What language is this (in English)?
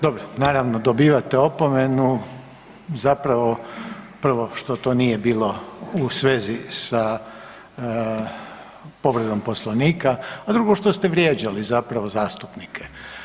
Croatian